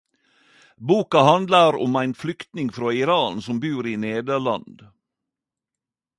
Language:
Norwegian Nynorsk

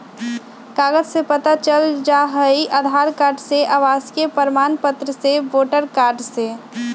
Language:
Magahi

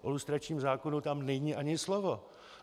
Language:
Czech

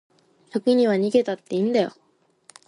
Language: Japanese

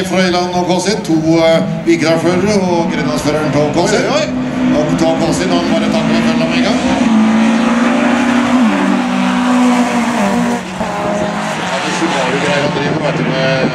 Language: Norwegian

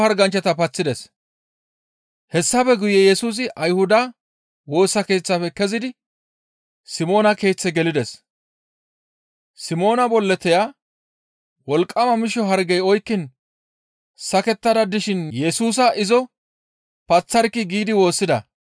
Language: Gamo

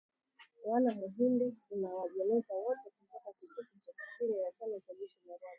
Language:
Swahili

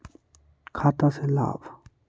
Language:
Magahi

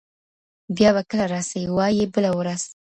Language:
Pashto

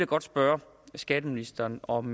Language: Danish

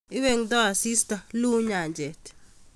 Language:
Kalenjin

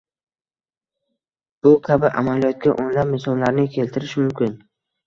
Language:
Uzbek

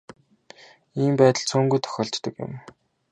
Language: Mongolian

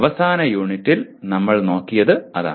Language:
Malayalam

